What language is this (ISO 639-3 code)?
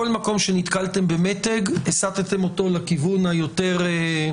heb